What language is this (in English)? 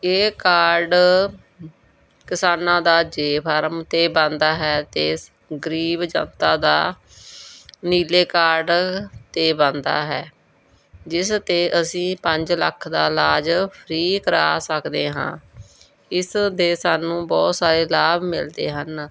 Punjabi